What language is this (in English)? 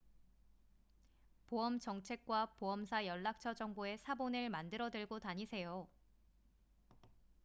Korean